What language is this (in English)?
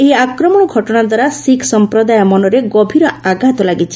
Odia